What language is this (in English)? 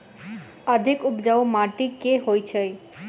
Maithili